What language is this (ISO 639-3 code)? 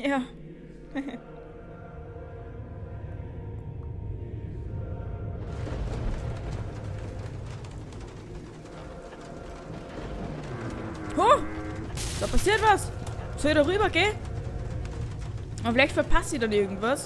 deu